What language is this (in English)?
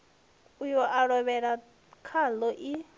Venda